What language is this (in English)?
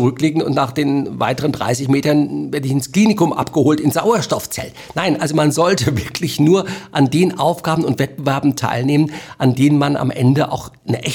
German